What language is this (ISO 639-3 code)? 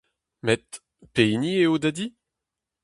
bre